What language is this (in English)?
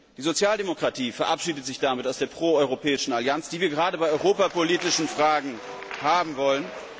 German